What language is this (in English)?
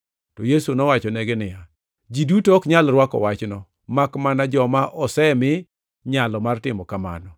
Luo (Kenya and Tanzania)